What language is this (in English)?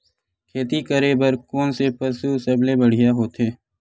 Chhattisgarhi